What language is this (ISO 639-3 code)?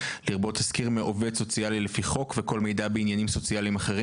heb